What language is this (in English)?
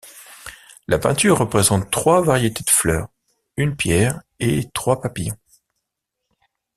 French